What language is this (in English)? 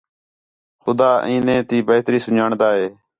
Khetrani